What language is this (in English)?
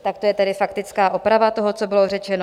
Czech